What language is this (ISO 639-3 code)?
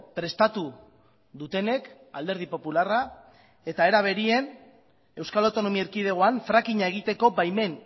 eus